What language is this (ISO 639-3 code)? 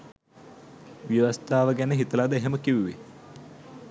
sin